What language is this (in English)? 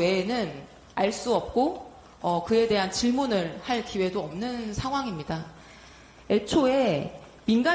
Korean